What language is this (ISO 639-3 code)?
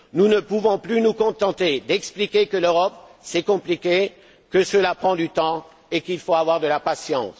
fra